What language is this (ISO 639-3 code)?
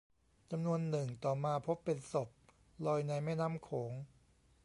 tha